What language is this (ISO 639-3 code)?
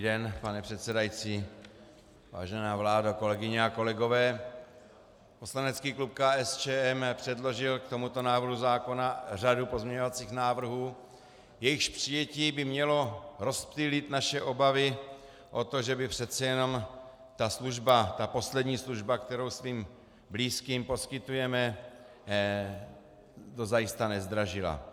ces